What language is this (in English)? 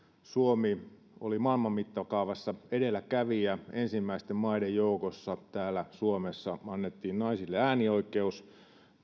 Finnish